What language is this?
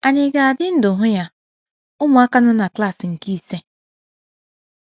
Igbo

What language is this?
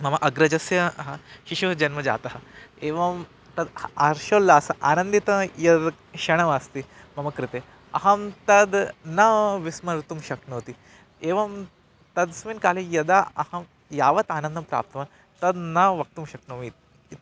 Sanskrit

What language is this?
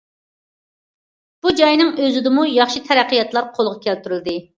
Uyghur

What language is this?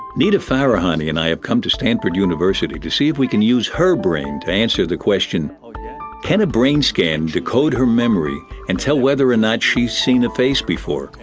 English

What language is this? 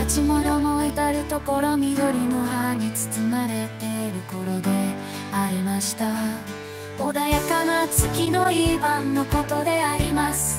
Japanese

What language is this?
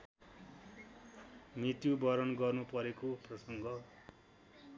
Nepali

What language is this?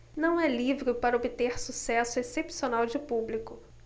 Portuguese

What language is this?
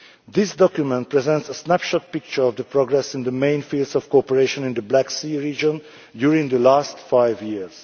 English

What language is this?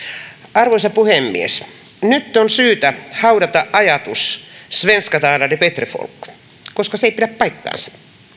Finnish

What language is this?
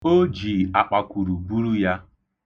Igbo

